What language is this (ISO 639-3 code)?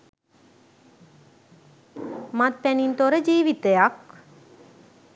sin